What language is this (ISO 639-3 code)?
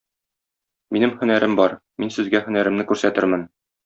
tat